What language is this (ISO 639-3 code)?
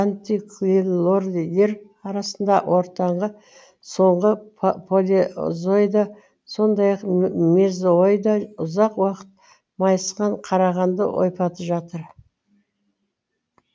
kaz